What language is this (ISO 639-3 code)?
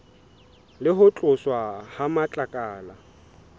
sot